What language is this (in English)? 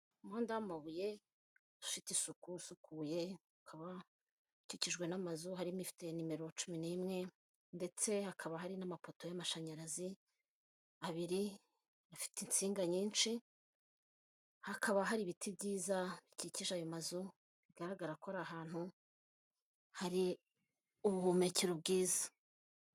Kinyarwanda